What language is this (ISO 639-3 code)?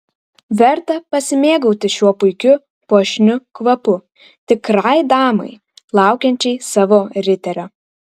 lit